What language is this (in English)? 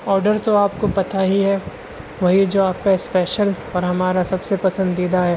Urdu